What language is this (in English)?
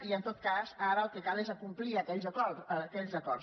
Catalan